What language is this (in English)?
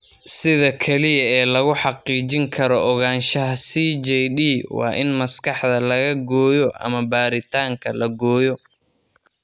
Somali